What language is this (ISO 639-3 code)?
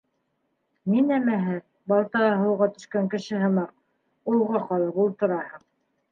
bak